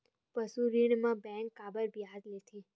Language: Chhattisgarhi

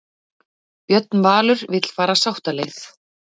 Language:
Icelandic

